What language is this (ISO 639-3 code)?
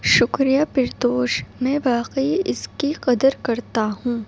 urd